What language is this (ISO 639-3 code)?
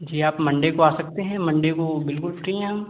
hin